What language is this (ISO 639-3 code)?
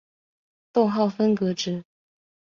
zho